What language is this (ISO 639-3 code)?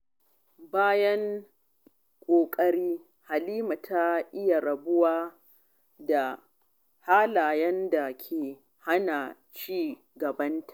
hau